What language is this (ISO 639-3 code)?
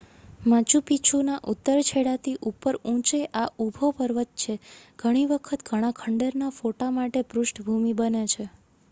guj